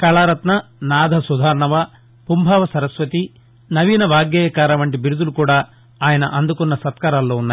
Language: Telugu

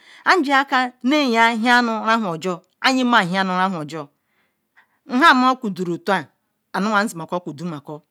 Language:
Ikwere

